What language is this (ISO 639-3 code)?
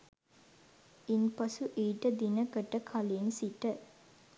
sin